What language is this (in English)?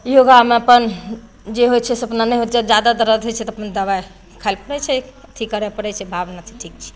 Maithili